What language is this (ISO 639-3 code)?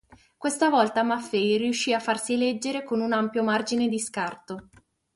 ita